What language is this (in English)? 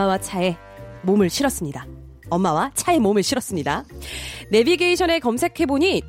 Korean